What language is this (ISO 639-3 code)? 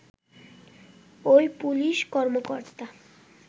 ben